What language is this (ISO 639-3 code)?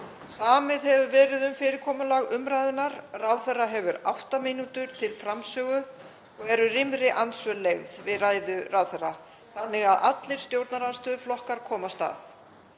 isl